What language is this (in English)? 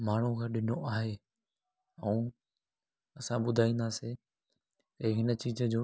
Sindhi